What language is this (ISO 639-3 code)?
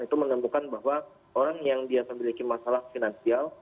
ind